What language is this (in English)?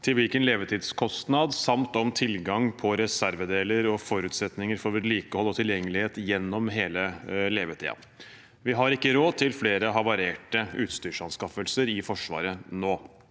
Norwegian